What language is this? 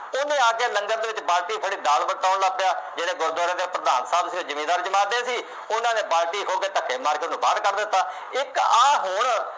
Punjabi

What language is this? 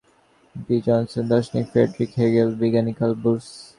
Bangla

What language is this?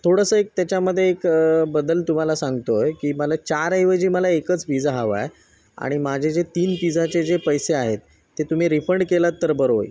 Marathi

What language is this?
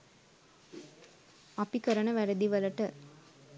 Sinhala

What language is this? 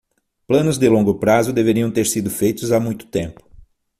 Portuguese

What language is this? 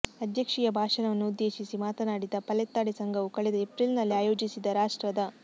Kannada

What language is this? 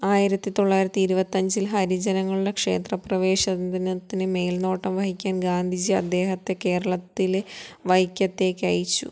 Malayalam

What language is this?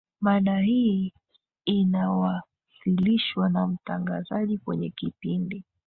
Swahili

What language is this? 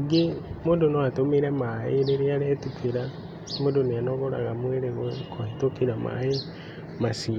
Kikuyu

